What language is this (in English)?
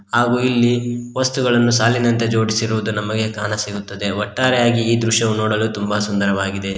Kannada